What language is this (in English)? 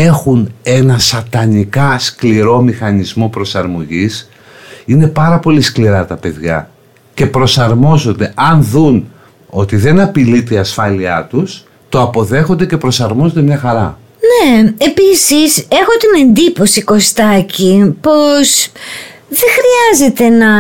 Greek